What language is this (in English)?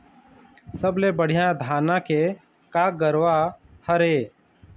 Chhattisgarhi